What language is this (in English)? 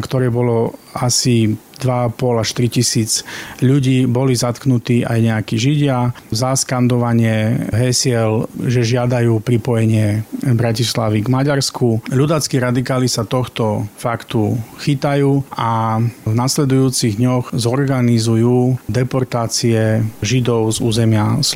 Slovak